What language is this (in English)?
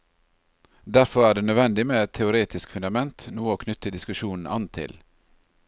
Norwegian